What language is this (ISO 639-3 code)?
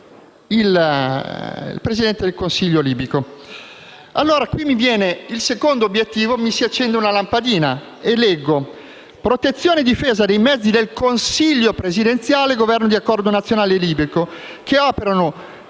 ita